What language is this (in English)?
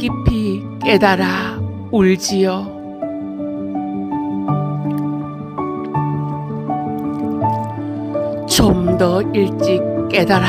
Korean